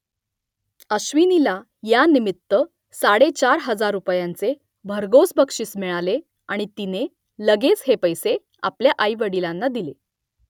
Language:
Marathi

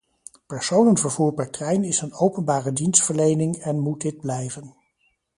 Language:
Dutch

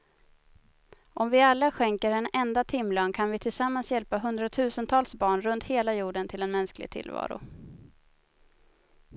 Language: Swedish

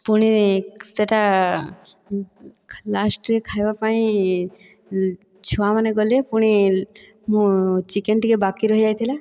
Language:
Odia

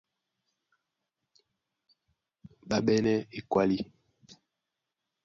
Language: Duala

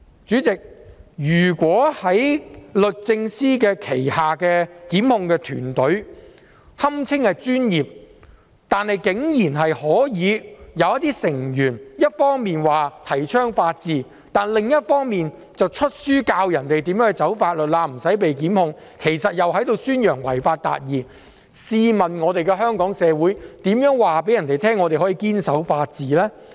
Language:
Cantonese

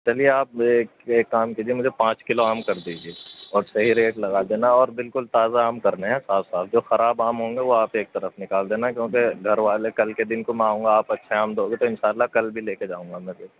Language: Urdu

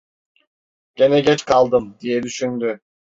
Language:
Turkish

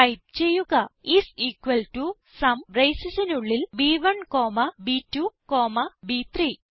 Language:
Malayalam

